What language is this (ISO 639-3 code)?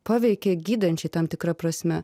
lit